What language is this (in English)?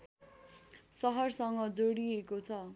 Nepali